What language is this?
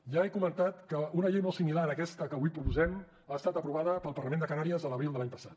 Catalan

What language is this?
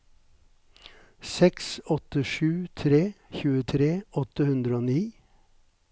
Norwegian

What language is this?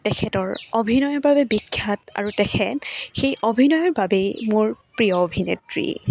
Assamese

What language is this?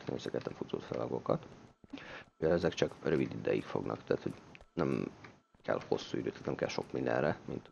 Hungarian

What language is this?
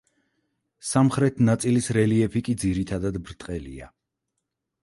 Georgian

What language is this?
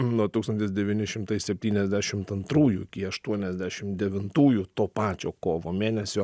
Lithuanian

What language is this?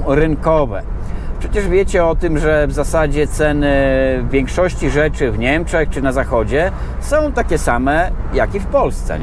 Polish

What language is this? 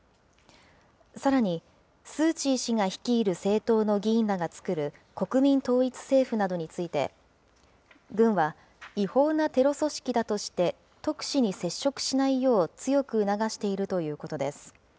Japanese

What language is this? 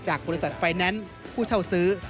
Thai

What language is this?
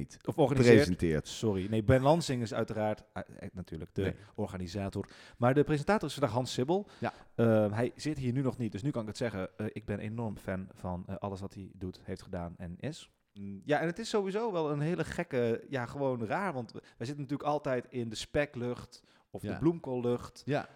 Dutch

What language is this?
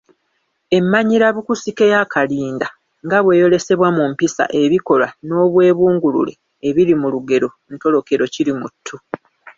Ganda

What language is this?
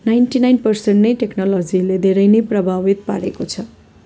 Nepali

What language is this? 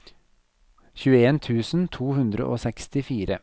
Norwegian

